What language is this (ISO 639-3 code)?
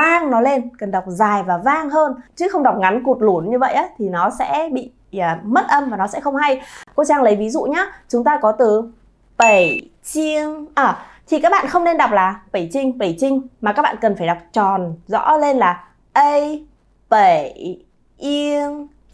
vie